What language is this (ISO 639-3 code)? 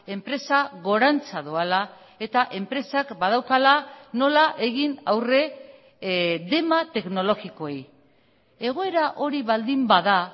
eus